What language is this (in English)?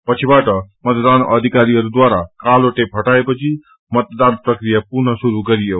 Nepali